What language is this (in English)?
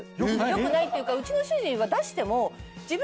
Japanese